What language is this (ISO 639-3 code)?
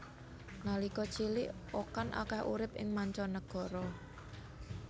jav